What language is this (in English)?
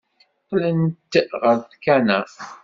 Kabyle